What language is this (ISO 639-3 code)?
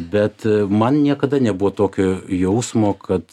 lit